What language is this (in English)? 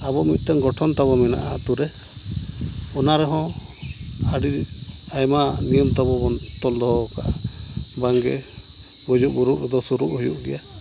Santali